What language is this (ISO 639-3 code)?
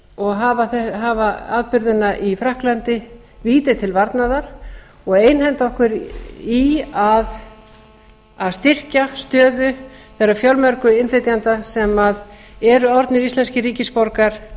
isl